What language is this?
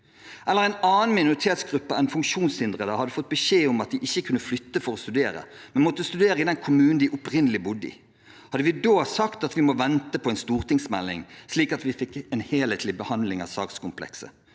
Norwegian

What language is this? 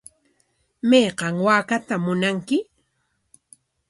Corongo Ancash Quechua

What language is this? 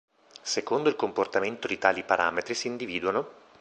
Italian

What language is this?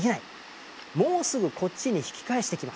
Japanese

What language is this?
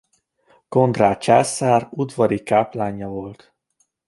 Hungarian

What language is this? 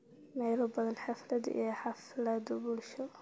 Somali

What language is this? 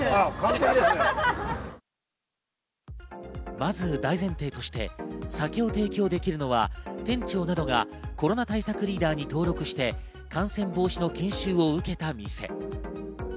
Japanese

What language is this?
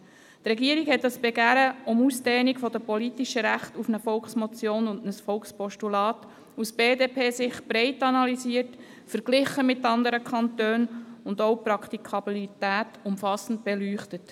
Swiss German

